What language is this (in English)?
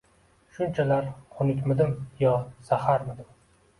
Uzbek